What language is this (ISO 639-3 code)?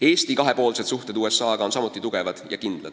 est